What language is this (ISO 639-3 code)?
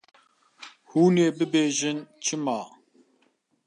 kur